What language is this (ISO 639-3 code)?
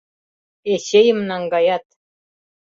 chm